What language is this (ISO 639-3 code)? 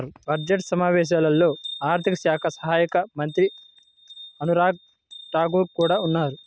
tel